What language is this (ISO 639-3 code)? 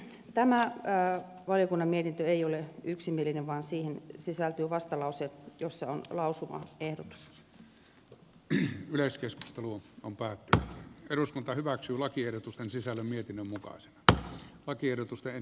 fin